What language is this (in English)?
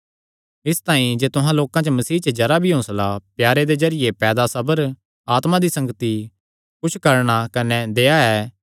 Kangri